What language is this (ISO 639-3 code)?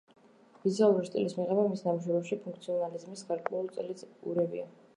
kat